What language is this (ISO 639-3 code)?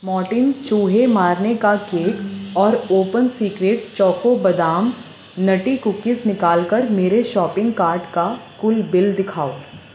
urd